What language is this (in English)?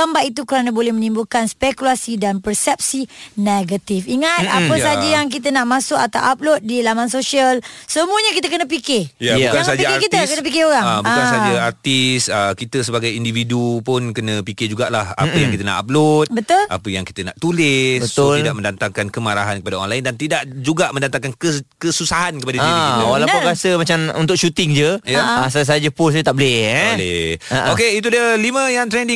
Malay